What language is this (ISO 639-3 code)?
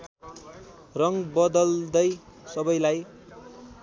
nep